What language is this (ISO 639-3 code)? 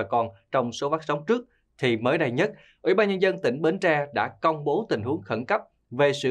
vie